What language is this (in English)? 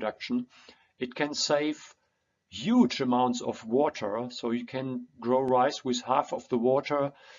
English